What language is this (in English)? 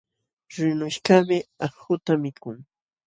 Jauja Wanca Quechua